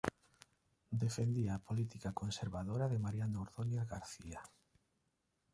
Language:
Galician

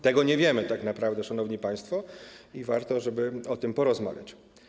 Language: Polish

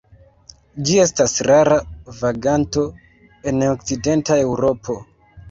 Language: Esperanto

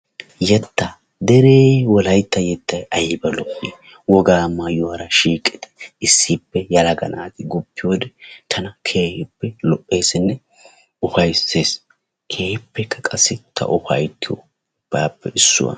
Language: Wolaytta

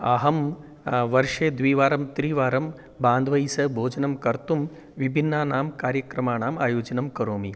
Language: Sanskrit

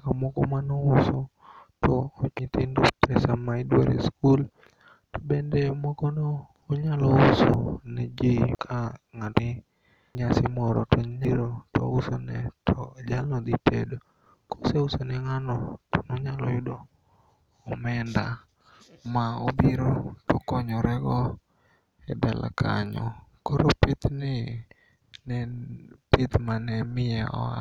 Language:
Luo (Kenya and Tanzania)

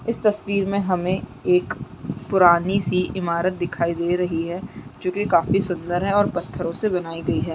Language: Chhattisgarhi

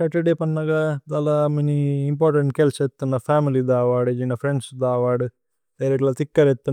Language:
Tulu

